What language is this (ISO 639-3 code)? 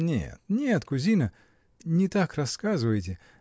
rus